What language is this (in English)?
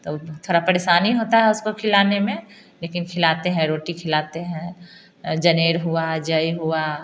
Hindi